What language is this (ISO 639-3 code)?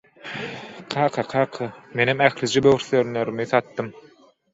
tuk